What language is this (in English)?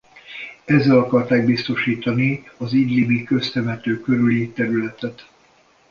Hungarian